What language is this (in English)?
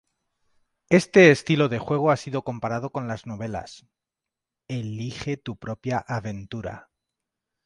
Spanish